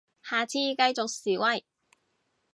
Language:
Cantonese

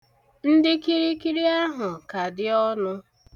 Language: Igbo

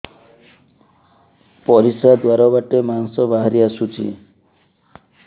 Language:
Odia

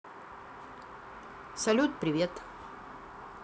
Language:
Russian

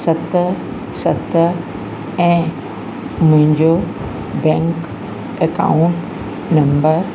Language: Sindhi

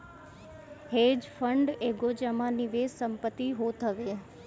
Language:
Bhojpuri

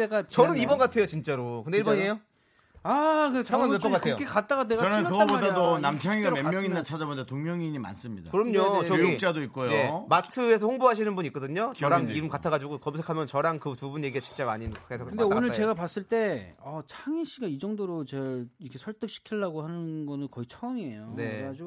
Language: Korean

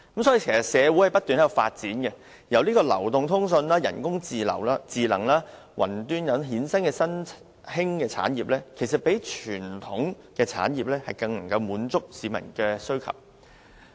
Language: Cantonese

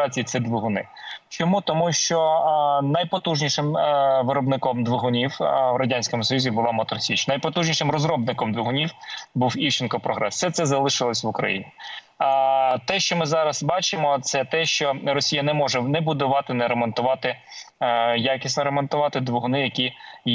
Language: Ukrainian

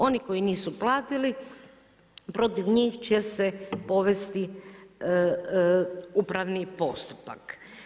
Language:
Croatian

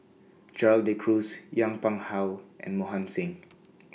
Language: English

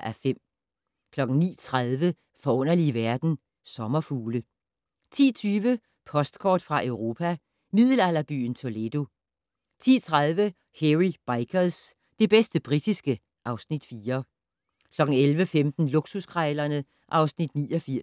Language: Danish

